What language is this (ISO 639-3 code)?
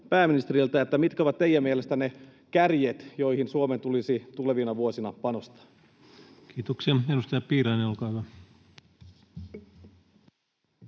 fin